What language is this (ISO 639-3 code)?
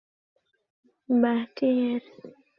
ben